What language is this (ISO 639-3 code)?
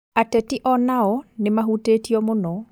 kik